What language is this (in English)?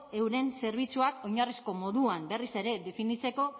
Basque